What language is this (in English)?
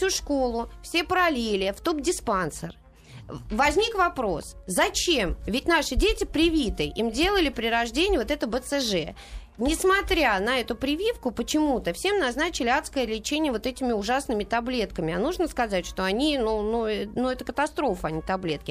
Russian